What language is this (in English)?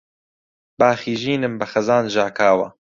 Central Kurdish